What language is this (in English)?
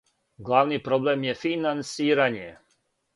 Serbian